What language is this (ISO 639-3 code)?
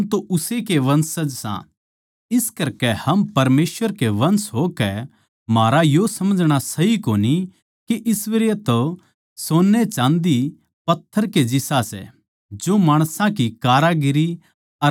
bgc